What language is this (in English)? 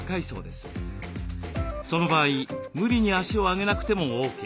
Japanese